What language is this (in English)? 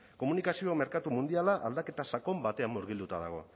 Basque